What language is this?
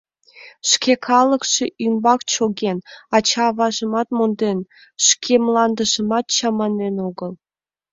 Mari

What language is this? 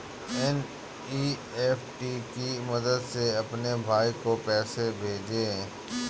Hindi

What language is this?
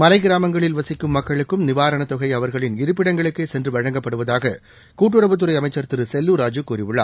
Tamil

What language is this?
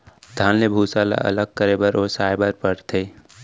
Chhattisgarhi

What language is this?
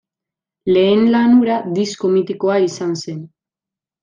Basque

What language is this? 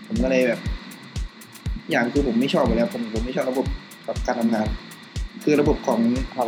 Thai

